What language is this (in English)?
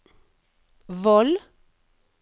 Norwegian